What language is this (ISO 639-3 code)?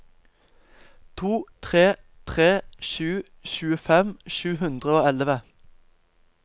nor